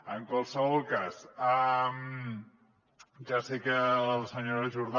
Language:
Catalan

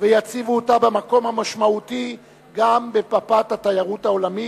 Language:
Hebrew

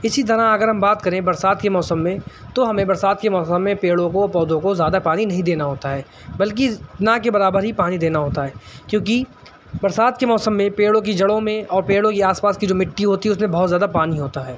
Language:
Urdu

